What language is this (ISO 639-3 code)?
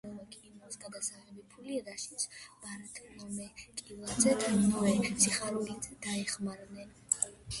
kat